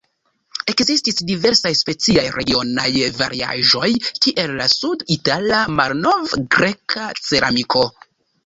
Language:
Esperanto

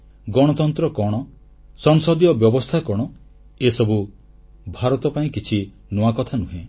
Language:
Odia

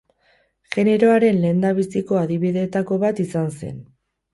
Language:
Basque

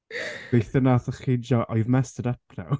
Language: Welsh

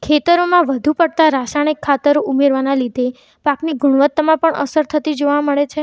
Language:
Gujarati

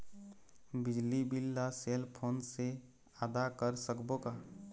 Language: Chhattisgarhi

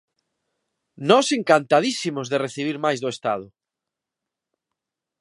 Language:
Galician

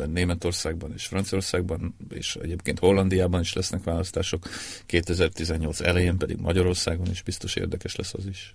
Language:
Hungarian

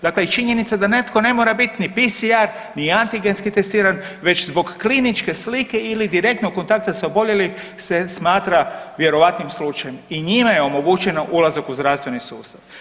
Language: Croatian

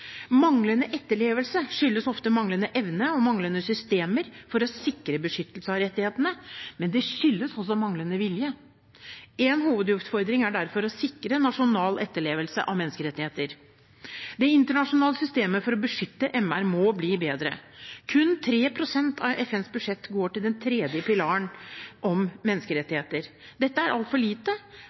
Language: Norwegian Bokmål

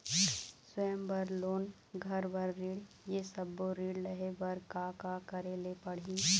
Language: Chhattisgarhi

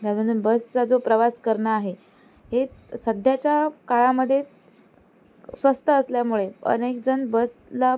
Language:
Marathi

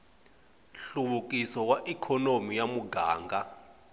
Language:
Tsonga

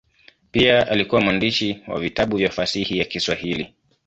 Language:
Swahili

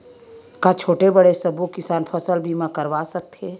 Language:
Chhattisgarhi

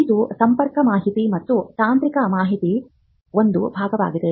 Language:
Kannada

